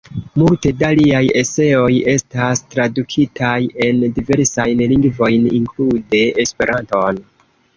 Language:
Esperanto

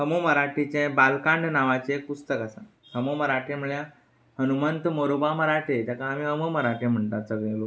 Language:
Konkani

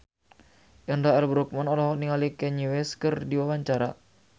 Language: Sundanese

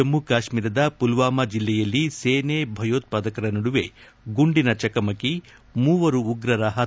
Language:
Kannada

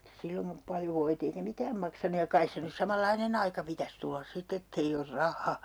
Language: Finnish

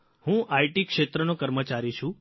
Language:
Gujarati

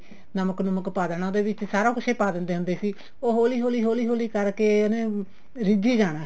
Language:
Punjabi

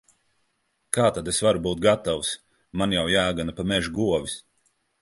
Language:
Latvian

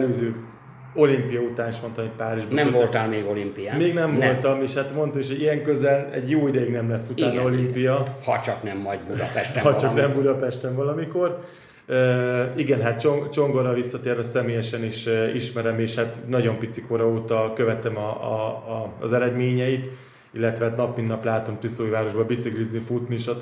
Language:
Hungarian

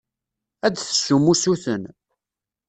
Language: Kabyle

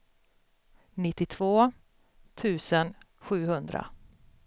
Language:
Swedish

